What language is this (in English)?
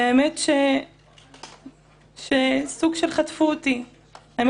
Hebrew